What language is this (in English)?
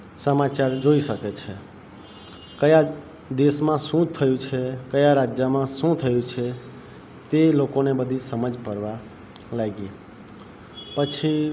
Gujarati